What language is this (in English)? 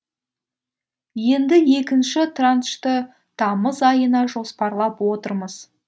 Kazakh